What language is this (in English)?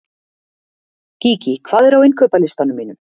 Icelandic